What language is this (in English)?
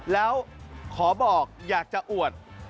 Thai